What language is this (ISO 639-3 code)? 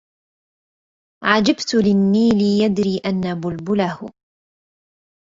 ara